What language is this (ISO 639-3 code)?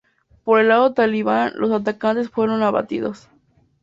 spa